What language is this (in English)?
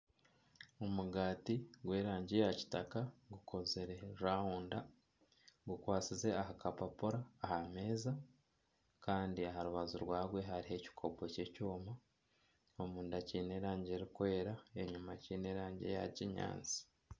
Nyankole